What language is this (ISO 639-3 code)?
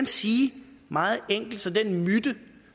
dan